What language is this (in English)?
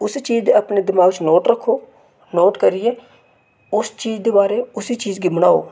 Dogri